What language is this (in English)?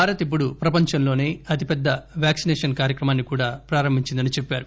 Telugu